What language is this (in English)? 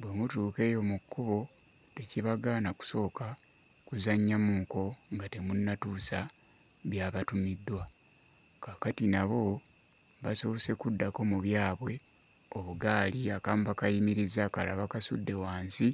Ganda